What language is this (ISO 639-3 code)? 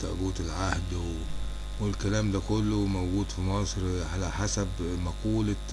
ara